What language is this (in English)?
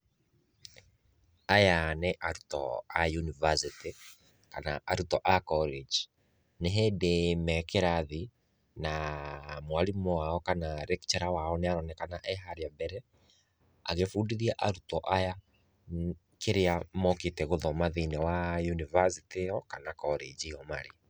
Kikuyu